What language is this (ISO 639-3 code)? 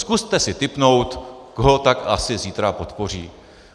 ces